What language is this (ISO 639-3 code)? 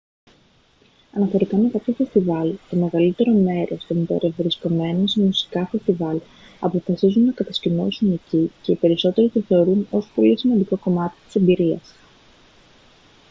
ell